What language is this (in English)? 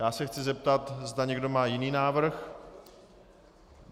Czech